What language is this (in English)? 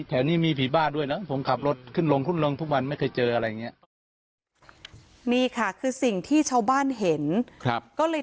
Thai